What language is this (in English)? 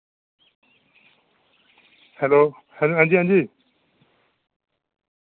Dogri